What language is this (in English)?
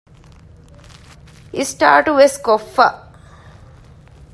Divehi